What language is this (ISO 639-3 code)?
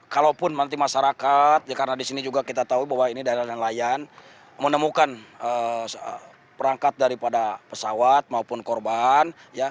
ind